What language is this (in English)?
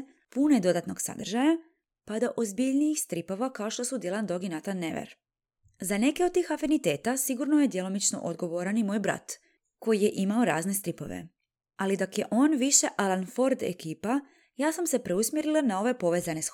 Croatian